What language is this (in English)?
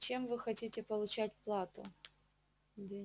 Russian